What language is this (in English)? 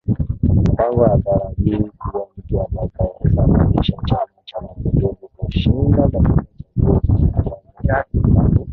Swahili